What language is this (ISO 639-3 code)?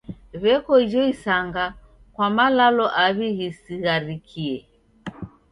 dav